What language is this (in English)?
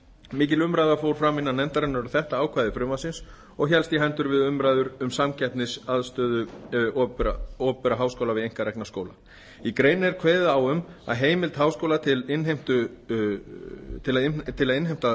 Icelandic